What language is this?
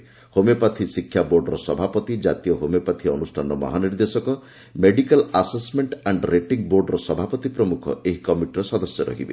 Odia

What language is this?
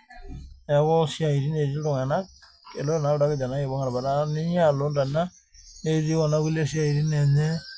Masai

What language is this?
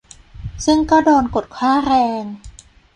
Thai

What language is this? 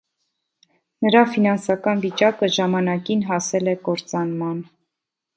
Armenian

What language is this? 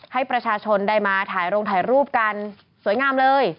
Thai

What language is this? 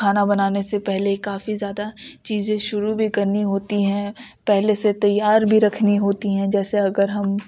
Urdu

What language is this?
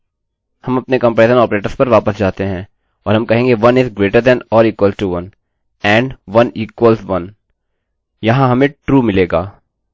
Hindi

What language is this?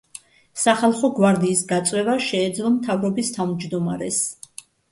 Georgian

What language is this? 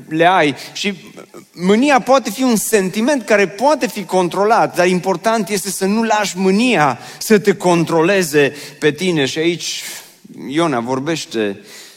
Romanian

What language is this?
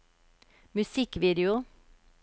Norwegian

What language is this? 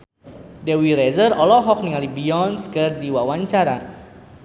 Sundanese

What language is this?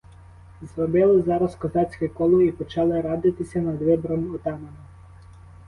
Ukrainian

